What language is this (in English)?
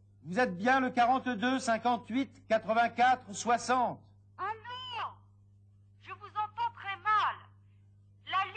French